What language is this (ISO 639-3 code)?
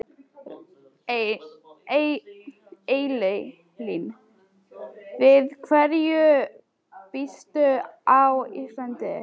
isl